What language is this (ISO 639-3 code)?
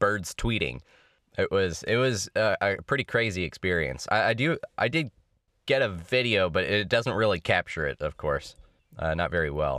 eng